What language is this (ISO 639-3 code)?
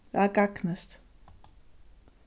fao